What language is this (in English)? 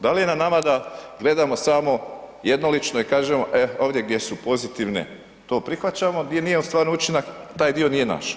Croatian